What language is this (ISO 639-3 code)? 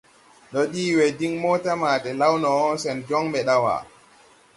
tui